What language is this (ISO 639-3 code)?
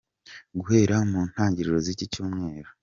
kin